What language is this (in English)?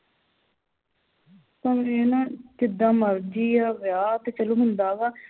Punjabi